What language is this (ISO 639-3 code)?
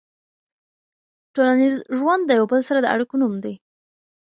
pus